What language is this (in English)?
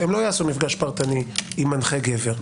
Hebrew